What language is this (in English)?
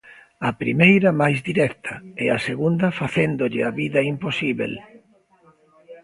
Galician